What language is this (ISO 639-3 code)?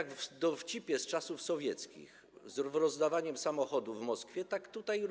pol